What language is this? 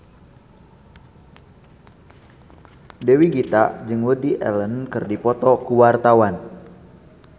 Sundanese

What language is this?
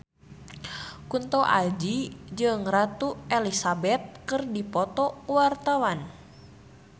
Sundanese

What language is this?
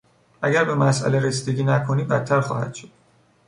Persian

